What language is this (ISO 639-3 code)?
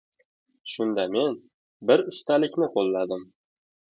uzb